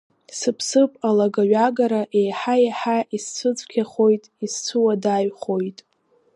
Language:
Abkhazian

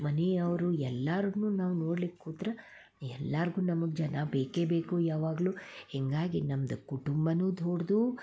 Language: Kannada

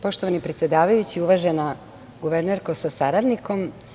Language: Serbian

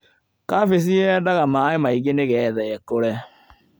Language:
Kikuyu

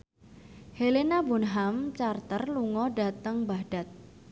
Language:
Javanese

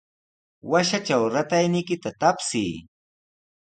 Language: Sihuas Ancash Quechua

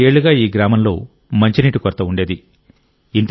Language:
Telugu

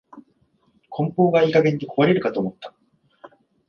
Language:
Japanese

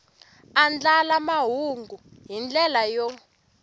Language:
Tsonga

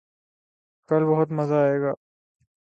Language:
Urdu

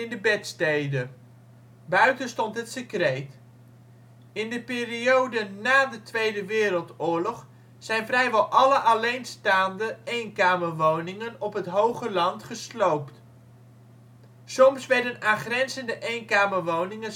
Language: Dutch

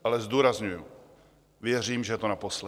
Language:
Czech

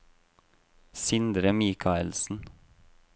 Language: Norwegian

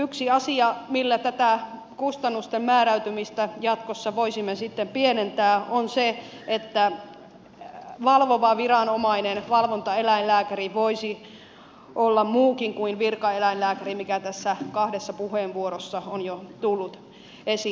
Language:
Finnish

